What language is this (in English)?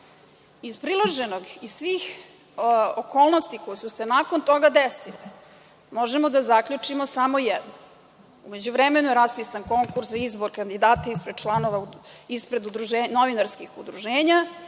Serbian